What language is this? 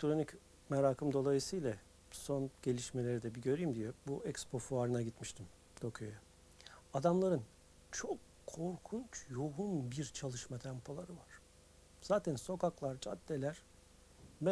Turkish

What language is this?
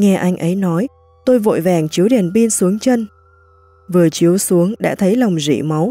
Vietnamese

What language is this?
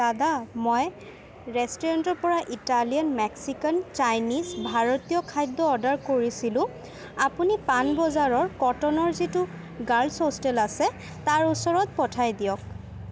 Assamese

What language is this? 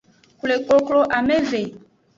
Aja (Benin)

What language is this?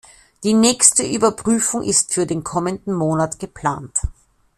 German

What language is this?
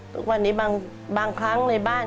Thai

